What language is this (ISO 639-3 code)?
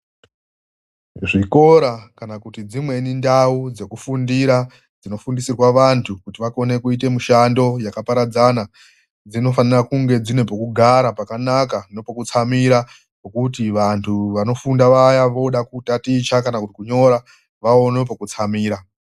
ndc